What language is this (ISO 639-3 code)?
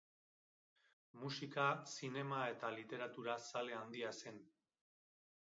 eus